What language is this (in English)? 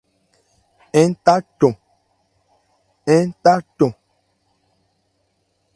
Ebrié